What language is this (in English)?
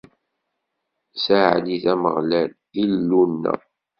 Kabyle